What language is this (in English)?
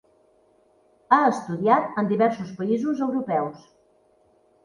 Catalan